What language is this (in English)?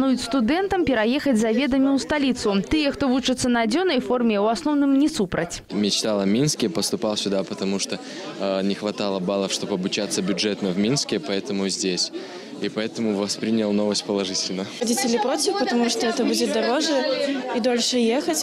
Russian